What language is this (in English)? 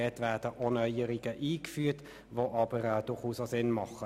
Swiss German